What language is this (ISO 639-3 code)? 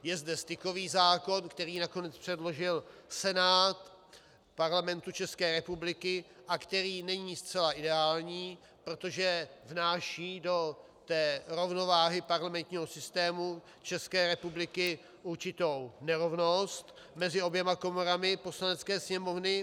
ces